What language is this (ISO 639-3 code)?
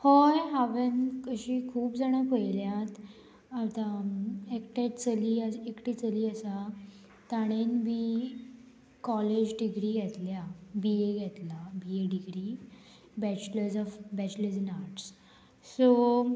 kok